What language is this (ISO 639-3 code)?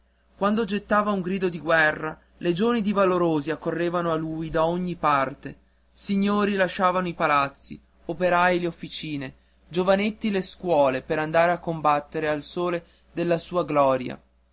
ita